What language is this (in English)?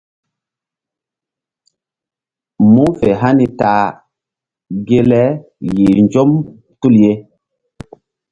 Mbum